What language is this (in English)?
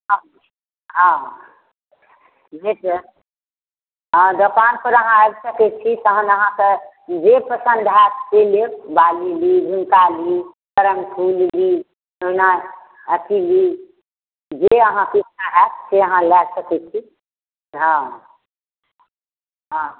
Maithili